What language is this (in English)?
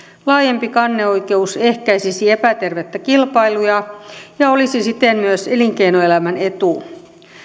Finnish